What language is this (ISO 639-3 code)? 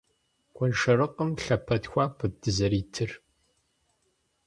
kbd